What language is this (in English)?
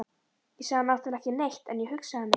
Icelandic